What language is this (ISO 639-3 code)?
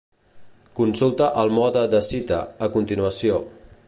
cat